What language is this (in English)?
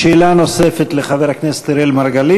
Hebrew